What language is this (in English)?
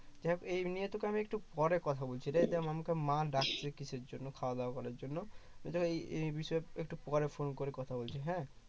Bangla